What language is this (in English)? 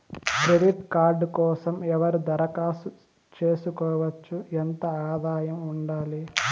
Telugu